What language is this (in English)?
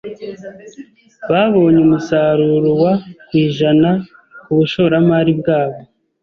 Kinyarwanda